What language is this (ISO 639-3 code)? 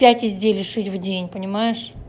rus